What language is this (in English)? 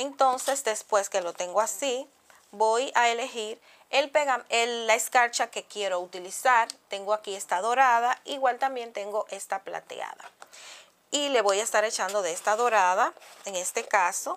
Spanish